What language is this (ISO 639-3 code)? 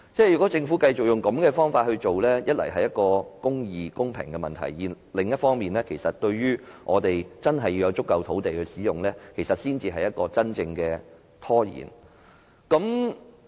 yue